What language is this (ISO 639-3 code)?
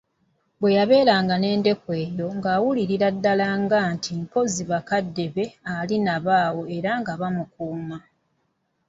lug